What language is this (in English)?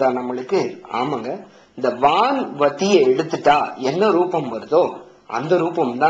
Tamil